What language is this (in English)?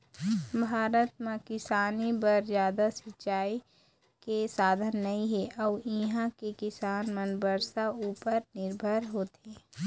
Chhattisgarhi